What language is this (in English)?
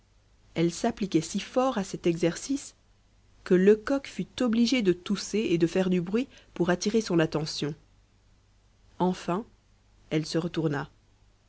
French